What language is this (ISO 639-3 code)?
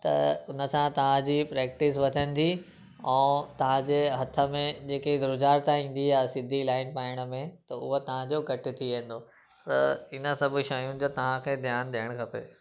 snd